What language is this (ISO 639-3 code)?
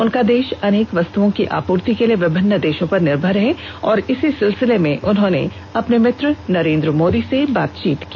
hin